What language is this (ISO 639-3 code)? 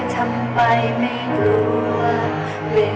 tha